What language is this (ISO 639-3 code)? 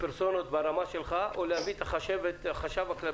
heb